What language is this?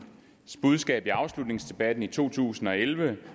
Danish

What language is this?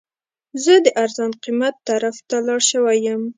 Pashto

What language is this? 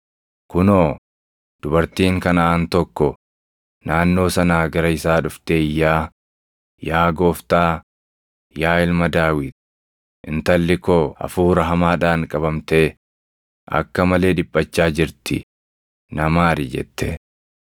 Oromo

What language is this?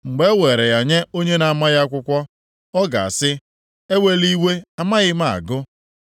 Igbo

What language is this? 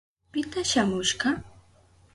Southern Pastaza Quechua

